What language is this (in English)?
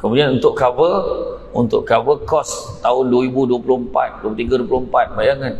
Malay